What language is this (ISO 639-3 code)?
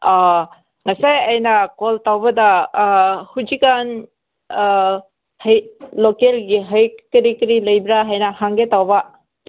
mni